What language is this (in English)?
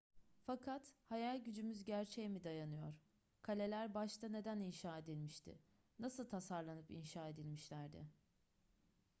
Turkish